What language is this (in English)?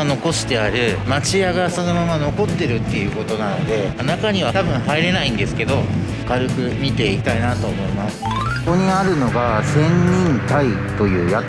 Japanese